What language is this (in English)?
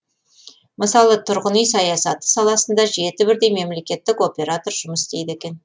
Kazakh